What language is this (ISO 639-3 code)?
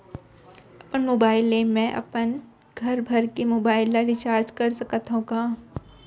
hne